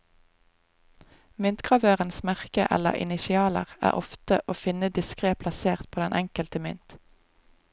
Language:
Norwegian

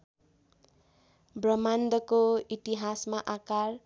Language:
Nepali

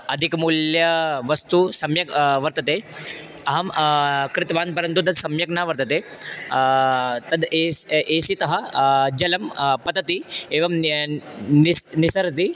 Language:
Sanskrit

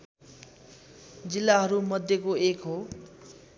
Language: Nepali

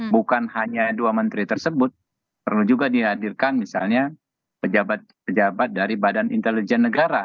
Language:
Indonesian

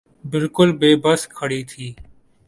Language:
Urdu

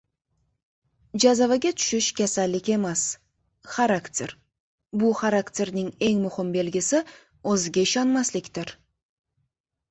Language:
Uzbek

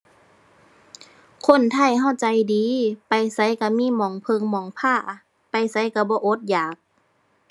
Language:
Thai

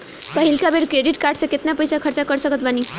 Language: Bhojpuri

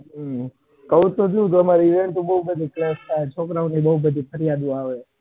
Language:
Gujarati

